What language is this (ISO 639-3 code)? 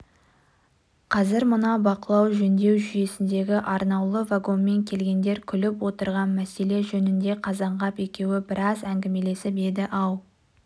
kaz